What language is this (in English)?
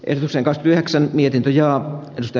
Finnish